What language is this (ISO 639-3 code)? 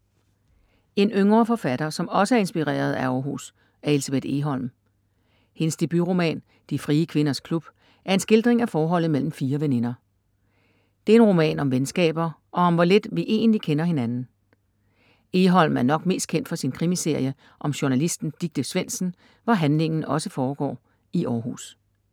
dan